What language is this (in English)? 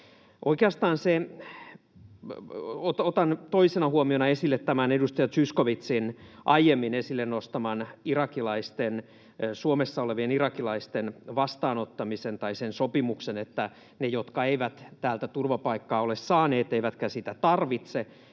Finnish